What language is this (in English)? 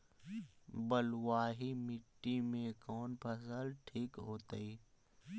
Magahi